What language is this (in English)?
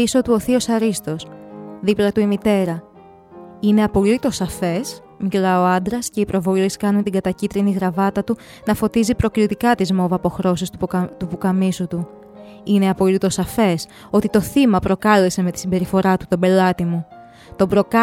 Greek